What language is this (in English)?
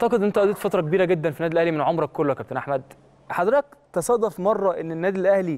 Arabic